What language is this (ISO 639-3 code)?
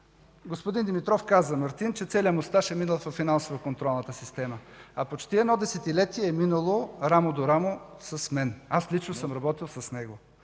bul